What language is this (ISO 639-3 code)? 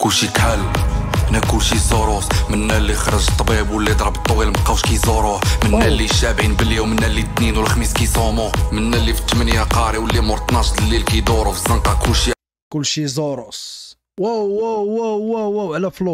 ara